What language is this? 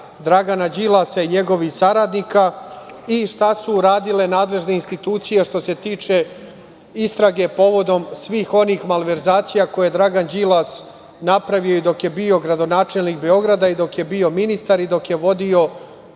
Serbian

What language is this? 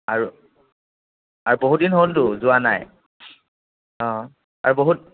Assamese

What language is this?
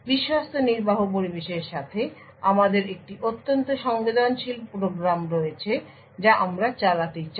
Bangla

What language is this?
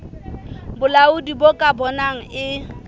Southern Sotho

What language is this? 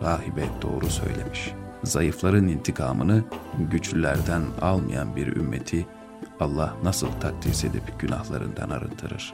Turkish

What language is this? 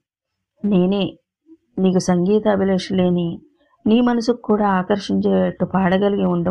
Telugu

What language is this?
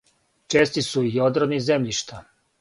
Serbian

